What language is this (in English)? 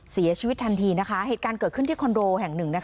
Thai